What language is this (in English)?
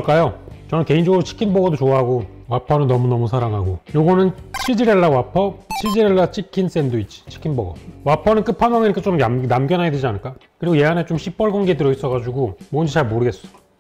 Korean